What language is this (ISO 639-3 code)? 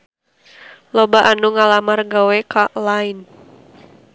sun